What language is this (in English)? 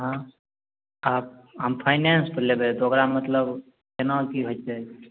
Maithili